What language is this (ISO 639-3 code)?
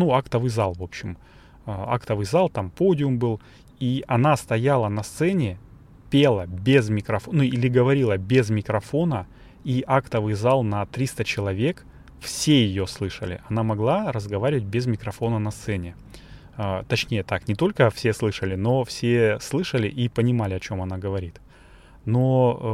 rus